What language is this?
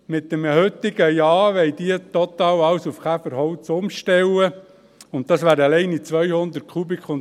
Swiss German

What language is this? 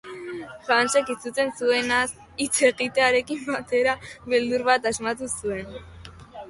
Basque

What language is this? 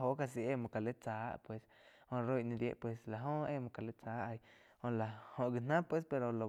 Quiotepec Chinantec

